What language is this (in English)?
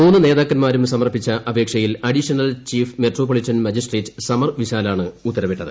Malayalam